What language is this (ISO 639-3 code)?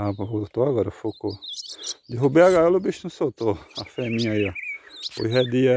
por